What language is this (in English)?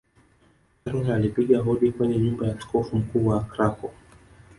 Swahili